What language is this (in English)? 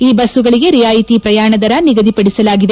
Kannada